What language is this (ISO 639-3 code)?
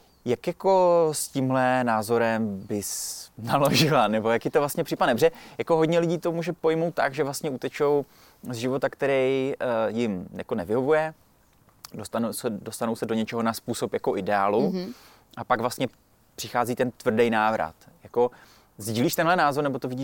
ces